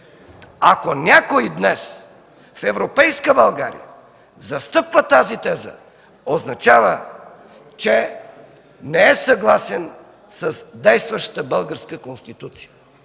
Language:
Bulgarian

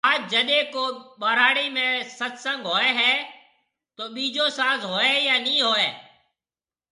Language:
Marwari (Pakistan)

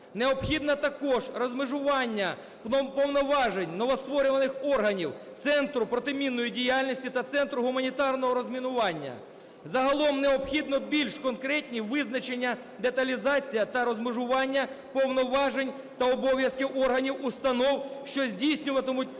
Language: Ukrainian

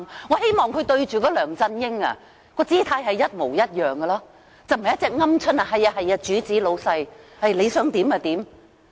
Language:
Cantonese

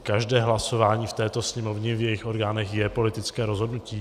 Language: Czech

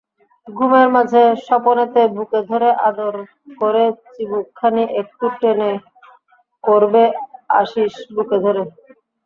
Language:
Bangla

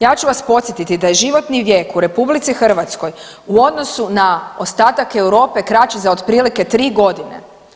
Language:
Croatian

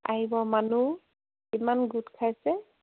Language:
Assamese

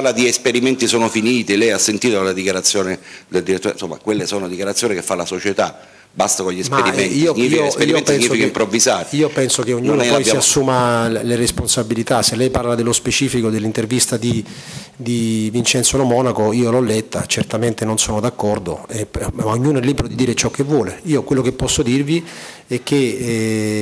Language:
Italian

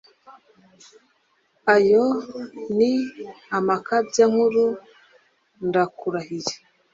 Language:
Kinyarwanda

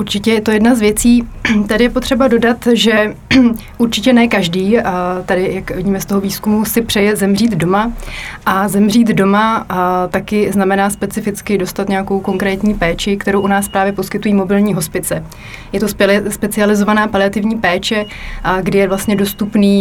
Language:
Czech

